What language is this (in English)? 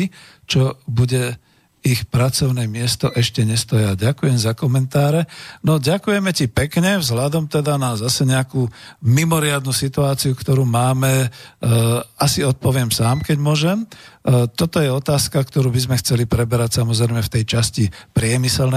Slovak